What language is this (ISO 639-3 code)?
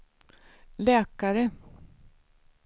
swe